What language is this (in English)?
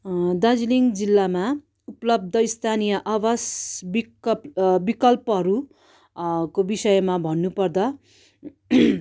Nepali